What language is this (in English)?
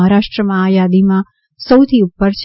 Gujarati